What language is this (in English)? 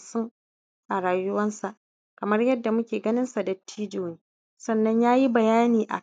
Hausa